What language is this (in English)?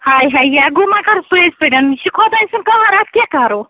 Kashmiri